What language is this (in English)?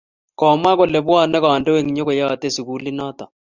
Kalenjin